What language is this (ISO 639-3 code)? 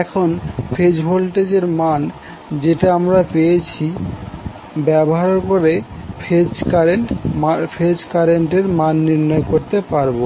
ben